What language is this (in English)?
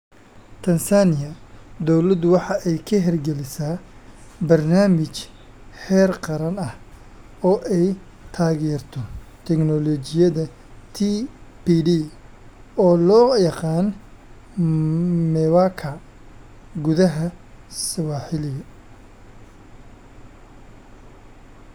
Somali